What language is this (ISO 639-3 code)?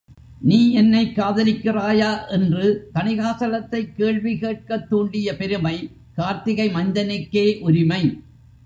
tam